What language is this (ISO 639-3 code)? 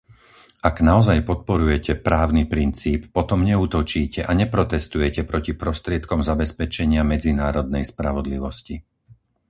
slk